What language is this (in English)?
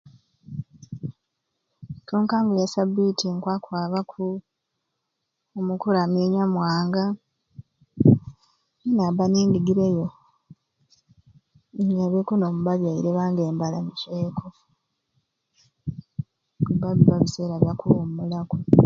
Ruuli